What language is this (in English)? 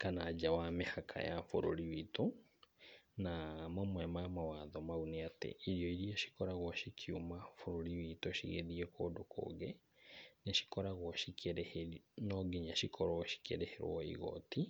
Kikuyu